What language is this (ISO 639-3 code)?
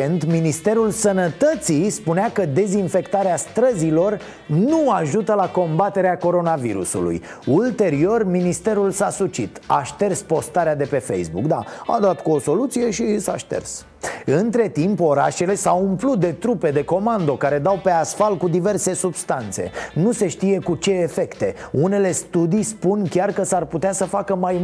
ron